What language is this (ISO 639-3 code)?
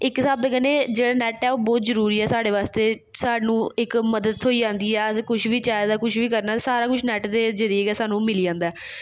doi